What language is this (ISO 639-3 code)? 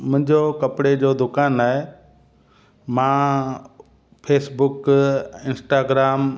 snd